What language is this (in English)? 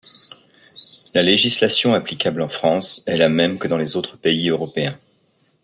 French